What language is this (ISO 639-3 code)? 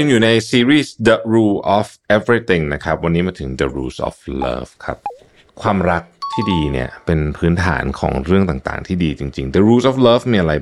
tha